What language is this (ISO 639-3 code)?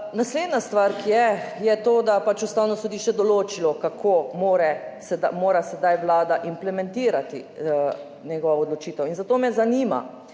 slv